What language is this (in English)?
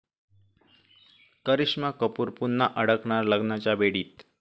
Marathi